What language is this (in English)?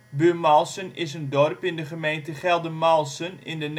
Dutch